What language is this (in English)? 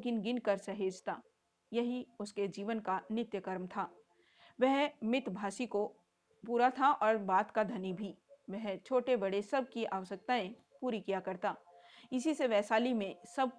Hindi